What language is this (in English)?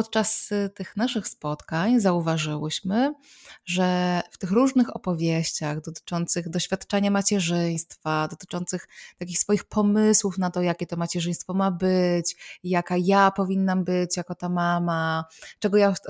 Polish